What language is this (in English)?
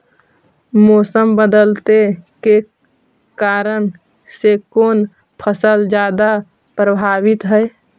Magahi